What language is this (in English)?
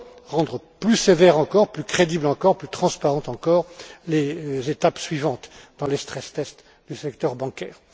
French